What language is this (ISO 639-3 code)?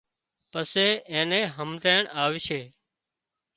kxp